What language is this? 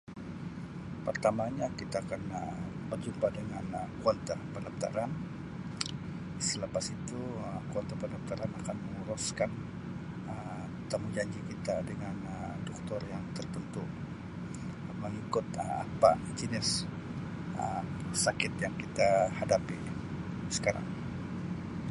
Sabah Malay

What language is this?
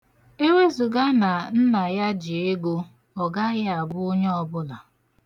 Igbo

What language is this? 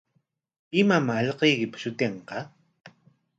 Corongo Ancash Quechua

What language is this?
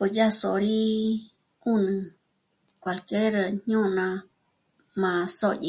Michoacán Mazahua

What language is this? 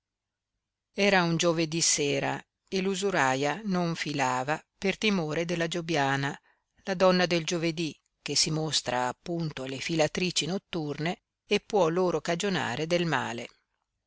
Italian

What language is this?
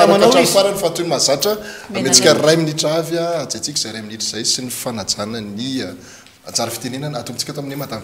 Romanian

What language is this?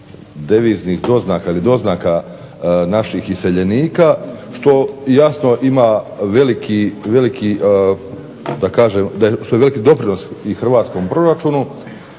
Croatian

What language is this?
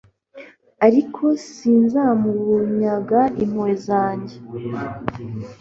Kinyarwanda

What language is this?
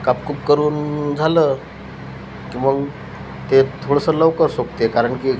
Marathi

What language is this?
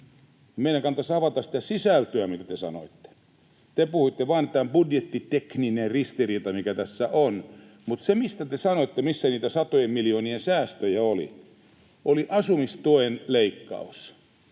Finnish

